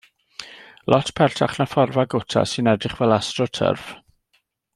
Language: Welsh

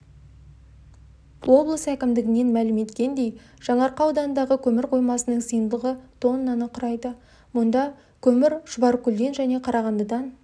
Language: Kazakh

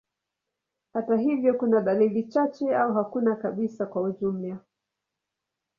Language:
Swahili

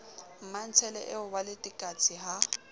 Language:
Southern Sotho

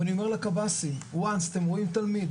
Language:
Hebrew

